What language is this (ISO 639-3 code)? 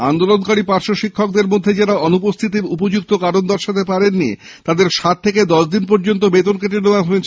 ben